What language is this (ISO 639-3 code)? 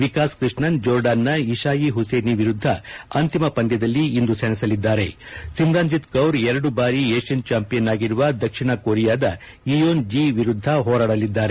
kan